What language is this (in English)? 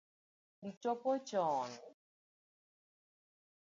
Luo (Kenya and Tanzania)